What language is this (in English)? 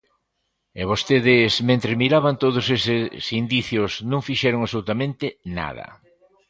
Galician